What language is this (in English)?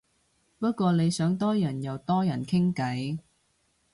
Cantonese